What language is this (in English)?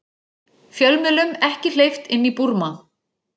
Icelandic